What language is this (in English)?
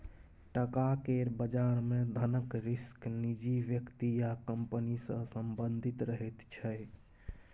Maithili